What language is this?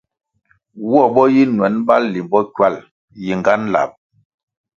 Kwasio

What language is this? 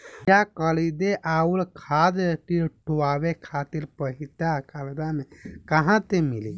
Bhojpuri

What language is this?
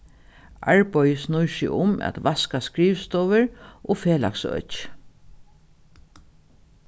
Faroese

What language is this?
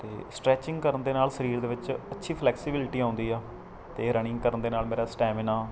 Punjabi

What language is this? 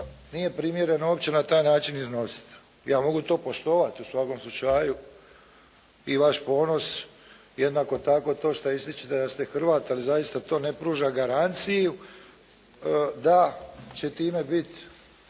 Croatian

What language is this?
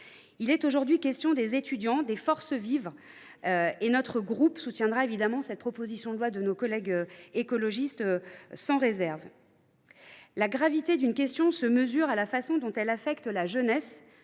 French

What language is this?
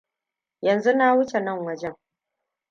Hausa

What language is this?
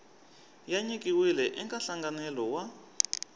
Tsonga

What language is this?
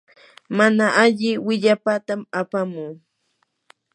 Yanahuanca Pasco Quechua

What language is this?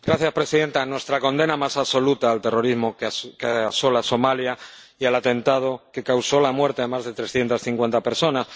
Spanish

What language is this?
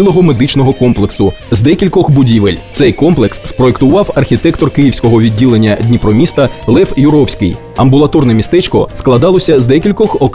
Ukrainian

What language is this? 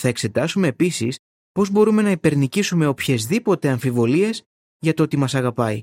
Greek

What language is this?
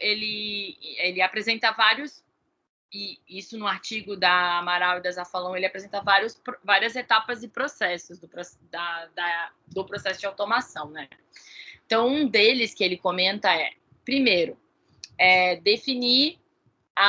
Portuguese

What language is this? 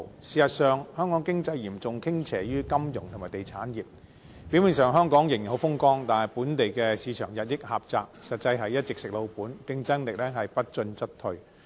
Cantonese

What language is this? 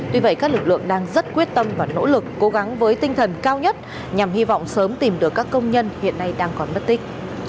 Vietnamese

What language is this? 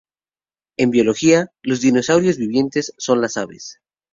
Spanish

